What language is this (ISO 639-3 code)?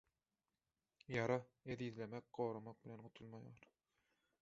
tuk